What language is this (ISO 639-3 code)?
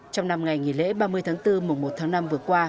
vie